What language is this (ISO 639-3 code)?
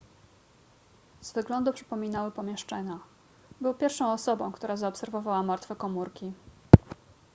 pol